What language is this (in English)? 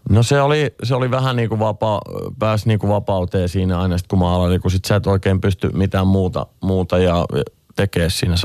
Finnish